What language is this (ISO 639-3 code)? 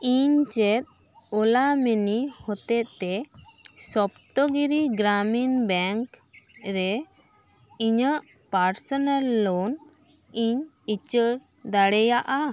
sat